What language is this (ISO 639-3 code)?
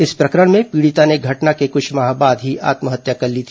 hin